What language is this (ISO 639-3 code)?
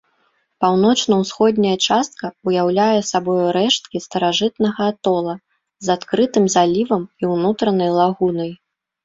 bel